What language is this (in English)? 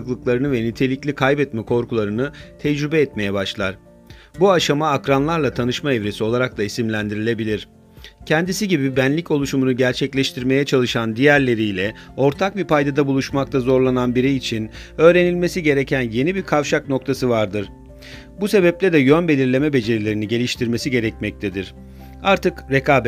Turkish